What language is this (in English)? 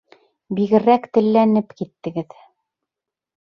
Bashkir